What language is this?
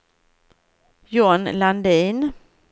Swedish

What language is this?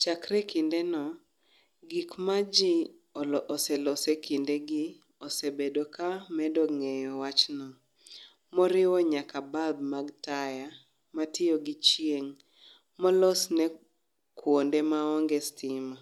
Luo (Kenya and Tanzania)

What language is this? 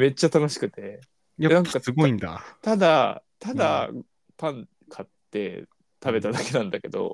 Japanese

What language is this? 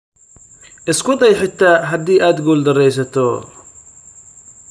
Somali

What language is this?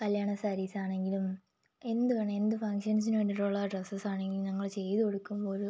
Malayalam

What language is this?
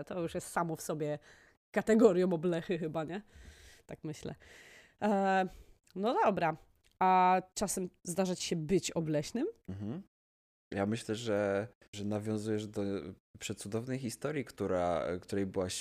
Polish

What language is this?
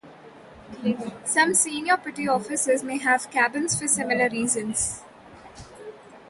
English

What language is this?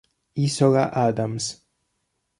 Italian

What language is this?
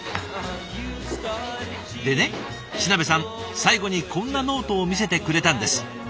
Japanese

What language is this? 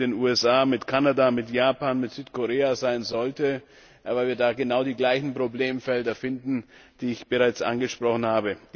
German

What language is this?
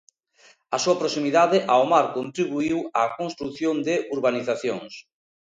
Galician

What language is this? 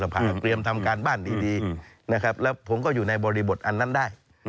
Thai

